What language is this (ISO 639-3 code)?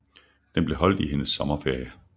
dan